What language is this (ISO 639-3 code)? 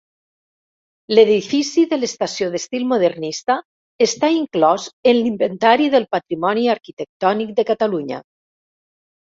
cat